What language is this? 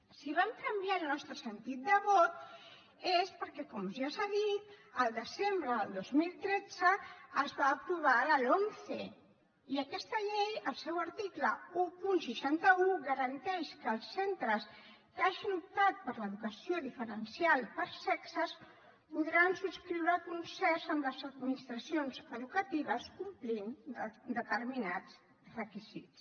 Catalan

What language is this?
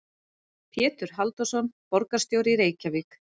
Icelandic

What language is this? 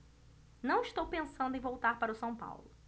Portuguese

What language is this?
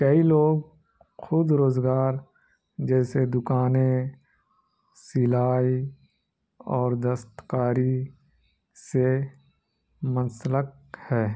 Urdu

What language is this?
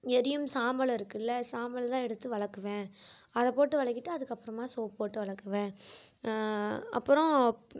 Tamil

